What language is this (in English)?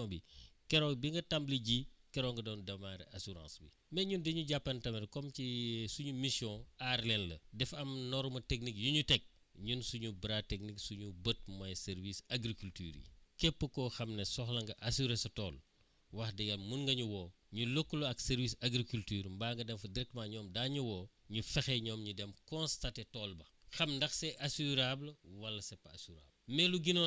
Wolof